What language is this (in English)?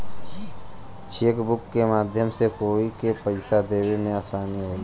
Bhojpuri